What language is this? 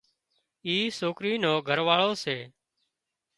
Wadiyara Koli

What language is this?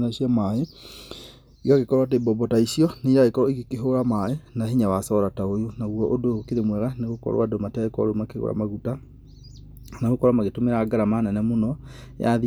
Kikuyu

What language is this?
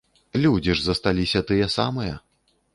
Belarusian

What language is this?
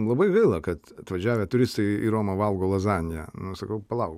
Lithuanian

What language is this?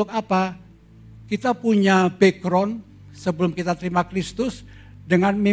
Indonesian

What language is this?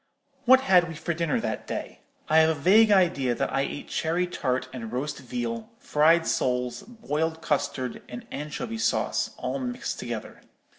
English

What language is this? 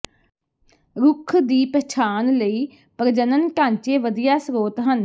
Punjabi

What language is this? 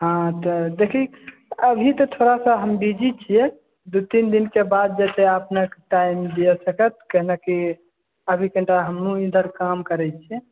Maithili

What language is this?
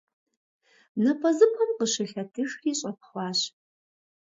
Kabardian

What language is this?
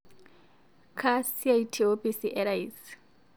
Masai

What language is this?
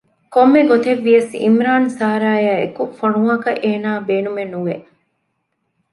Divehi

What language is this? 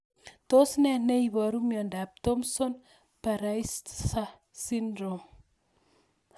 Kalenjin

